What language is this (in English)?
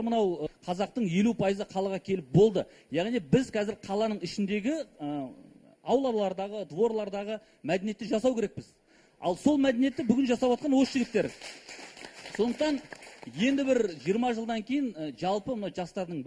Romanian